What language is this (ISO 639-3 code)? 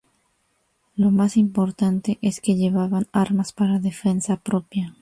spa